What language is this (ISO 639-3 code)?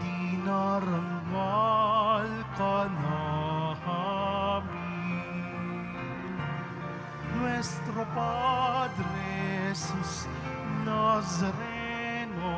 fil